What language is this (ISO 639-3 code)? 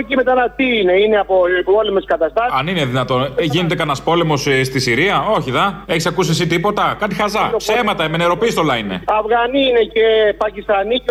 ell